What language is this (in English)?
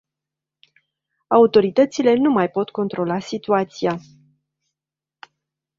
Romanian